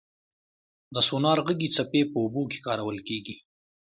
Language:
Pashto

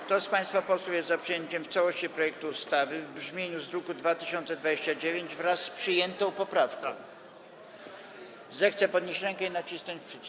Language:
Polish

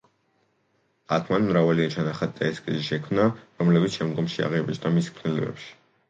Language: Georgian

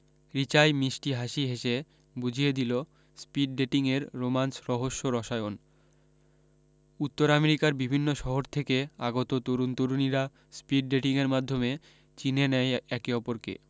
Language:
Bangla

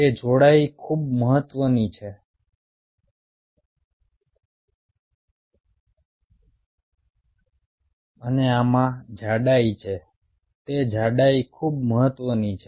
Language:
Gujarati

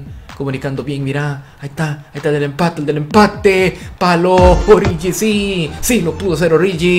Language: Spanish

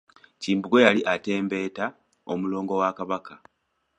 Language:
Ganda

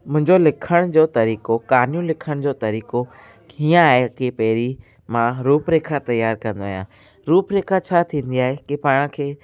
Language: Sindhi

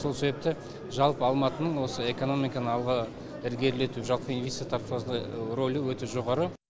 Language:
Kazakh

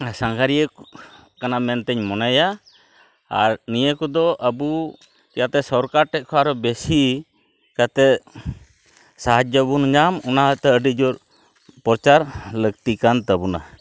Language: Santali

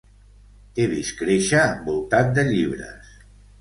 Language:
Catalan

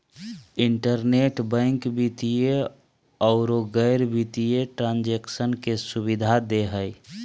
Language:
Magahi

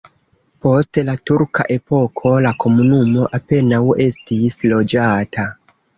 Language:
Esperanto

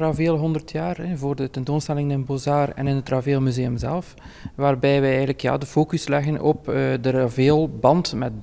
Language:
Dutch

